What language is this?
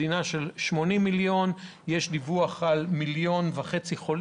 Hebrew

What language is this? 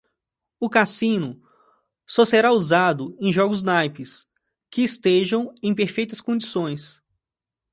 Portuguese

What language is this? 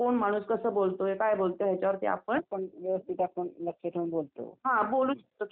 Marathi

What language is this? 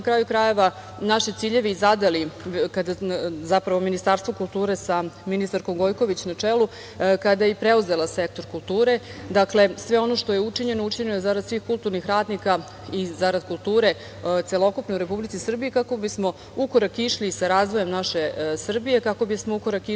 Serbian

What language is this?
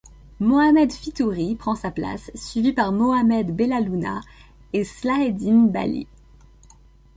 French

